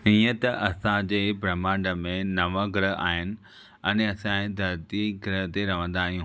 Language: Sindhi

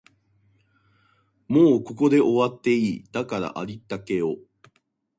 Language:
Japanese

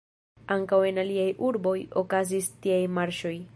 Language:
Esperanto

